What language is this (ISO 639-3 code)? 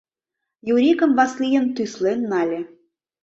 chm